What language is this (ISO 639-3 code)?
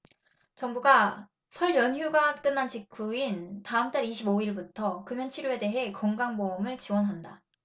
kor